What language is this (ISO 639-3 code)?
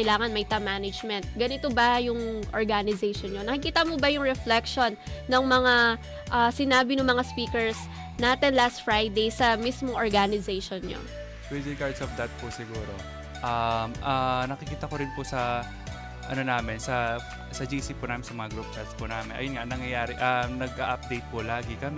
fil